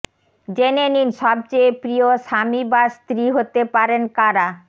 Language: Bangla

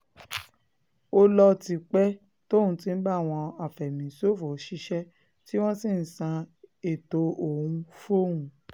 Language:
Yoruba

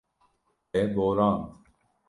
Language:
Kurdish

